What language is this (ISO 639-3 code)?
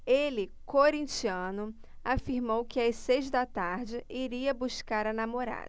por